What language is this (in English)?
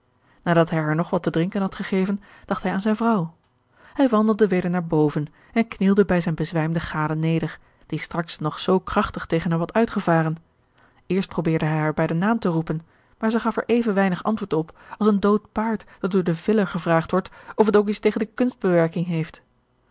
Dutch